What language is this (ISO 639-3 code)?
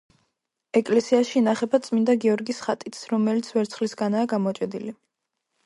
kat